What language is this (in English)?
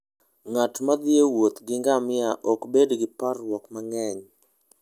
Luo (Kenya and Tanzania)